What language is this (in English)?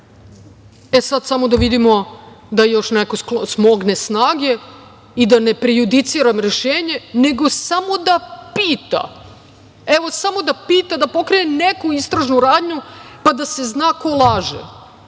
Serbian